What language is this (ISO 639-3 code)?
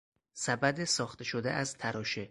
fas